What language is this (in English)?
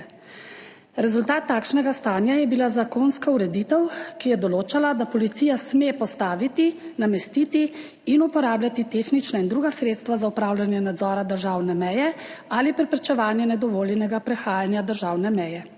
Slovenian